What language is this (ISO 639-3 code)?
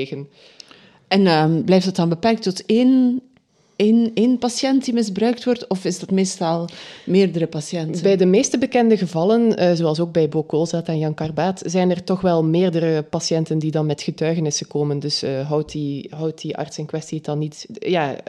nld